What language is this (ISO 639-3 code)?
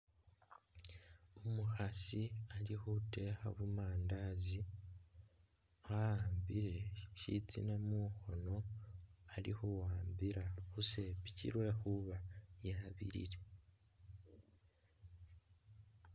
myx